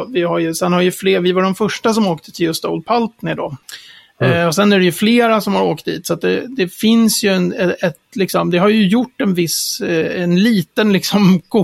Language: Swedish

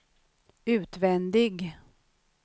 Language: Swedish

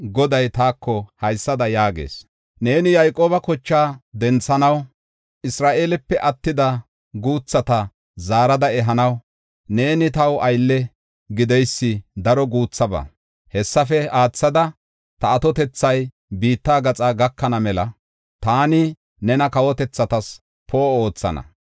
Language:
Gofa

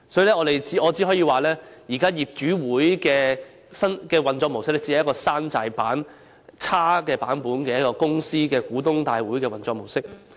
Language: Cantonese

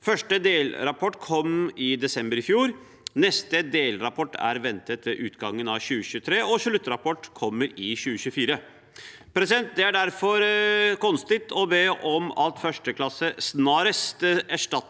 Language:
Norwegian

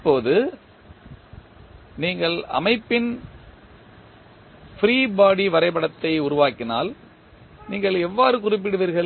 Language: Tamil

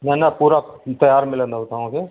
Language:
Sindhi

